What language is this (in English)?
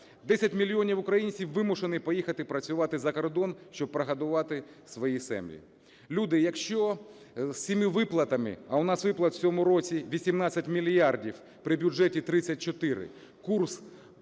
Ukrainian